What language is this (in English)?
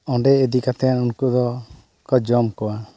Santali